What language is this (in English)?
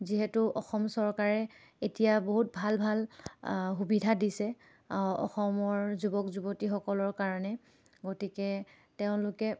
Assamese